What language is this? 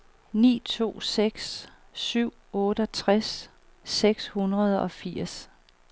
Danish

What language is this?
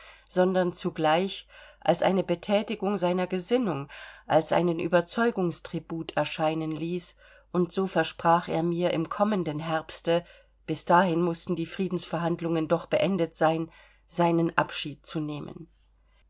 German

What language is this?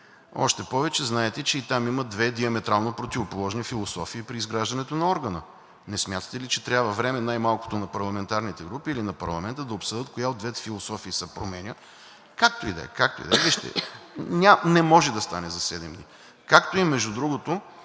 Bulgarian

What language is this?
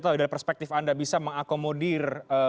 Indonesian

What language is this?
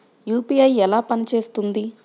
Telugu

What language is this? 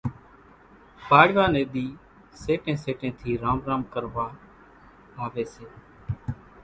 Kachi Koli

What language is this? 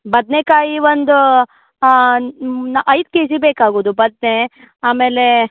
Kannada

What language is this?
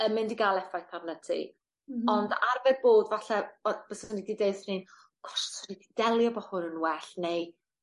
Welsh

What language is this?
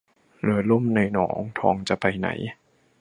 Thai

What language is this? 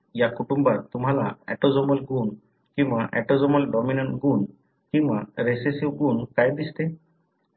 Marathi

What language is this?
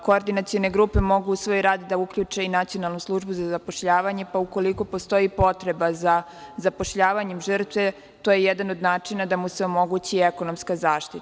Serbian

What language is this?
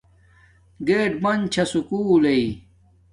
Domaaki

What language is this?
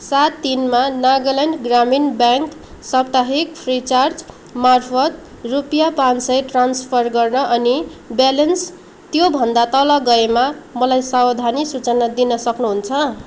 Nepali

